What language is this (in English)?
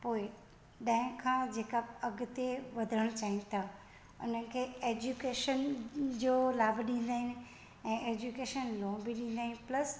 Sindhi